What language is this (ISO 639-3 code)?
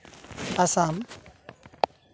sat